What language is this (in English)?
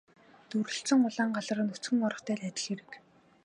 Mongolian